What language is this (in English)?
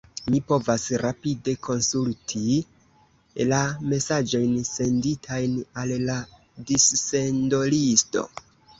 Esperanto